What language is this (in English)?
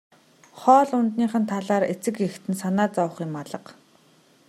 Mongolian